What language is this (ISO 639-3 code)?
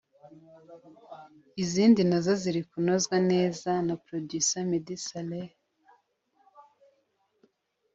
kin